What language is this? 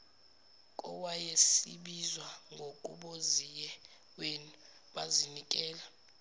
Zulu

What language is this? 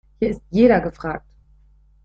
German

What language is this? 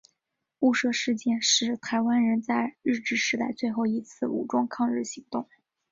Chinese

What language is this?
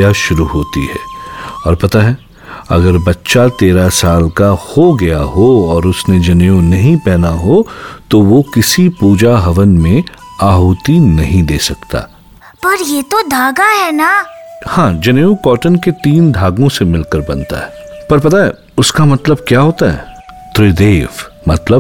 Hindi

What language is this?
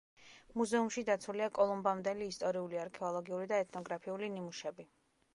Georgian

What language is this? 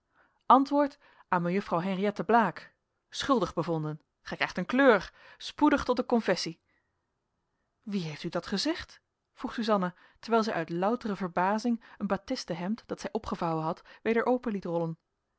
Dutch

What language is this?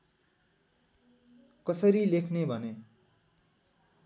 Nepali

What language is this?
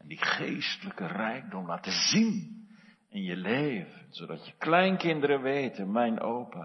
Dutch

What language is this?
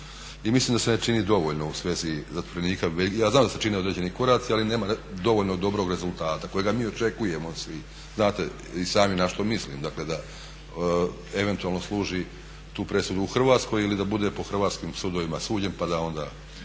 Croatian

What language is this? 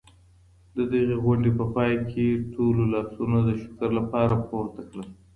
Pashto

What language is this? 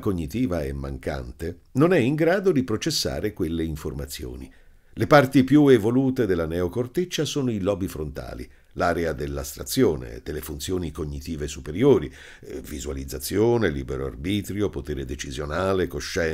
Italian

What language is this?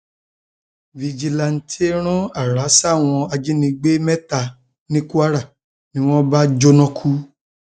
Yoruba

